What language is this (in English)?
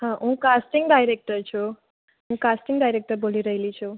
Gujarati